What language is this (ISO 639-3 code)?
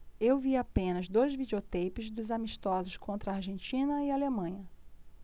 por